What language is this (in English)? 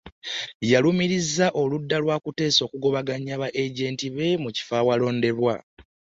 Ganda